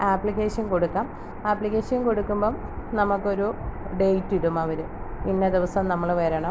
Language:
Malayalam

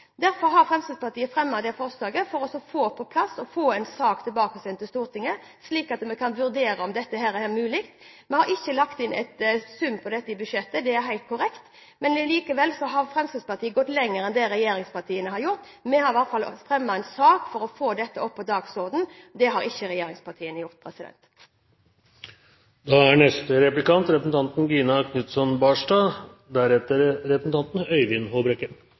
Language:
Norwegian Bokmål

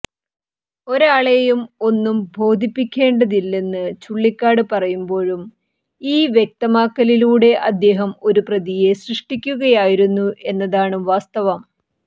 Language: Malayalam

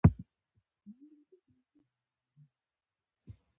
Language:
Pashto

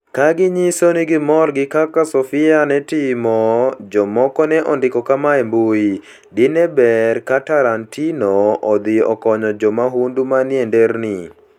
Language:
Luo (Kenya and Tanzania)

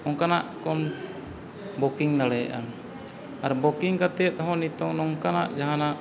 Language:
Santali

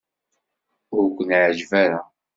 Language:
Kabyle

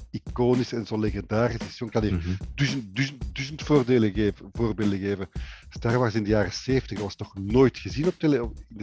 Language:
Dutch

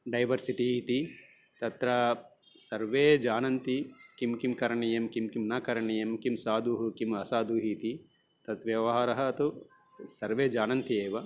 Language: Sanskrit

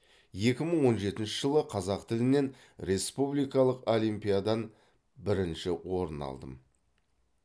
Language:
Kazakh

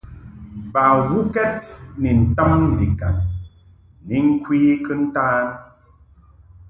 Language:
Mungaka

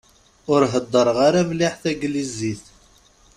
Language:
Kabyle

